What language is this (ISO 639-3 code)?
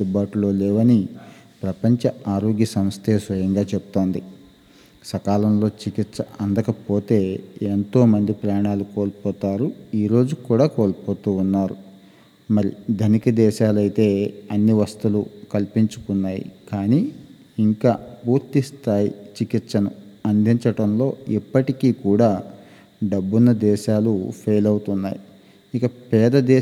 tel